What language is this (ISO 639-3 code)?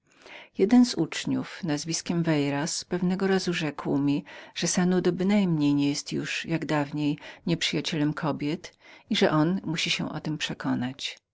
pol